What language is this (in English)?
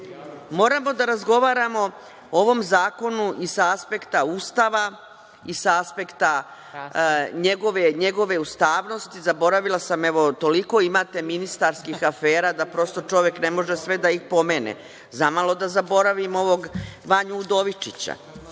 Serbian